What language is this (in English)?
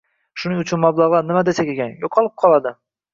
Uzbek